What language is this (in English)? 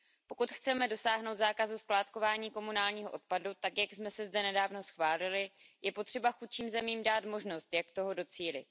Czech